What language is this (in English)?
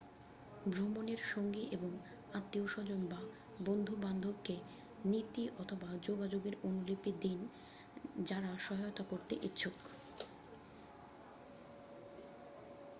Bangla